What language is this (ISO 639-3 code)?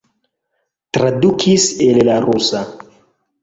epo